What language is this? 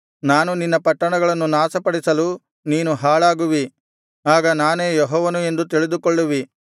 Kannada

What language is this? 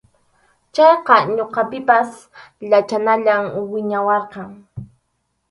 Arequipa-La Unión Quechua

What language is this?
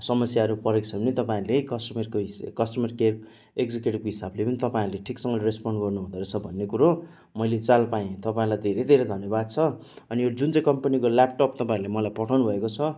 Nepali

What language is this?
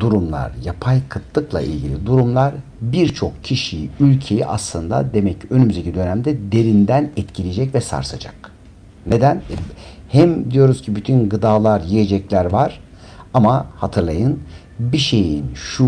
Turkish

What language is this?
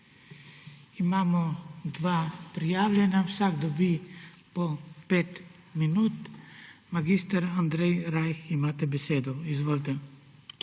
Slovenian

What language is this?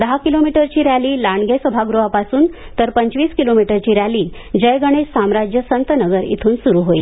Marathi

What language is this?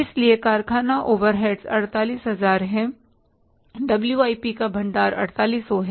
Hindi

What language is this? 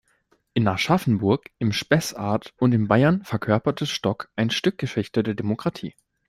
German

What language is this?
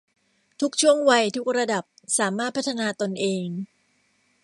Thai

